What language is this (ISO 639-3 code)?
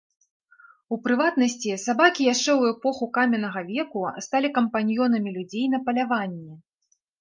bel